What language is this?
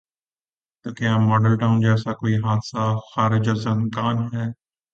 Urdu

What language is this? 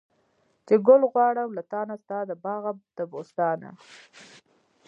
Pashto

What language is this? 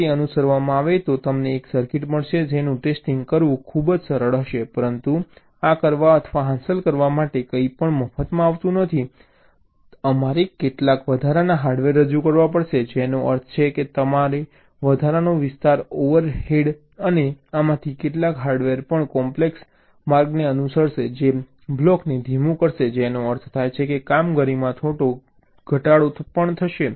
Gujarati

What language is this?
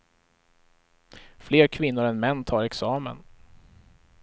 Swedish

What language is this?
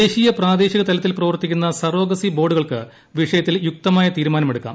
Malayalam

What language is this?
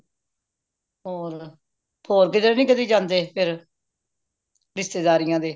Punjabi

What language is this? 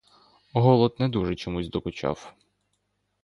Ukrainian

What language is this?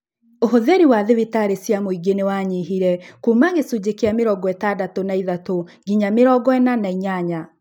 Kikuyu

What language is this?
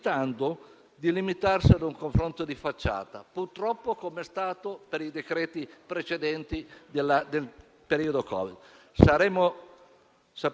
Italian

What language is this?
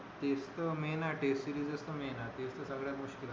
Marathi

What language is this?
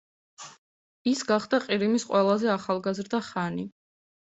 Georgian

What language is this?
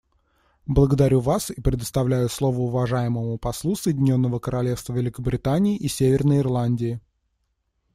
Russian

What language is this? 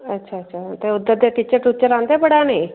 Dogri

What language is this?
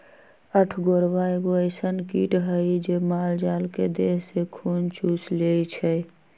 Magahi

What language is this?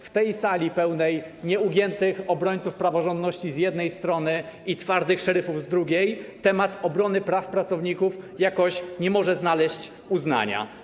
Polish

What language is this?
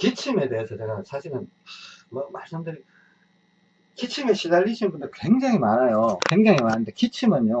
Korean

